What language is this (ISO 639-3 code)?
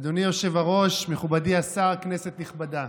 heb